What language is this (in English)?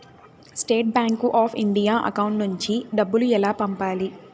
Telugu